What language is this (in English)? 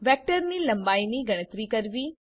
Gujarati